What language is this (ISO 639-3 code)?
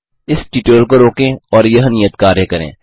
hin